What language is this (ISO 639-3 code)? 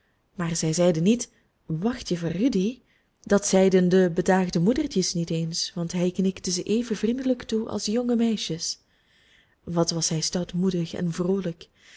nld